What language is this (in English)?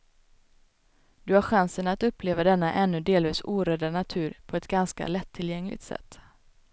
Swedish